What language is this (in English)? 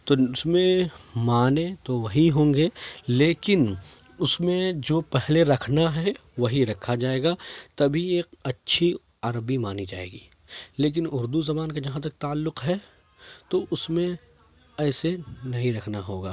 Urdu